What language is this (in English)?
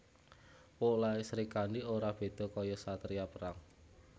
Javanese